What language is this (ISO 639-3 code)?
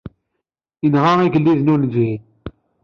kab